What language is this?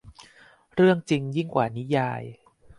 Thai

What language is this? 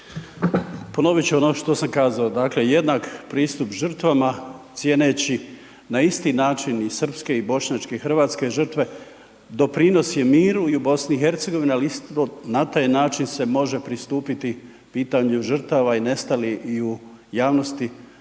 Croatian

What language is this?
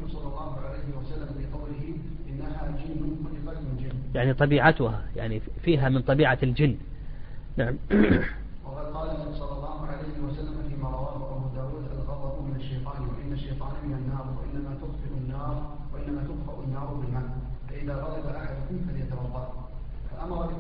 Arabic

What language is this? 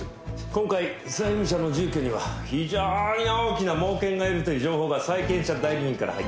Japanese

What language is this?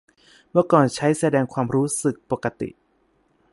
Thai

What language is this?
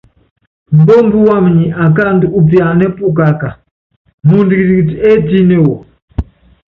Yangben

